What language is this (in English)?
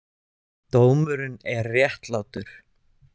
Icelandic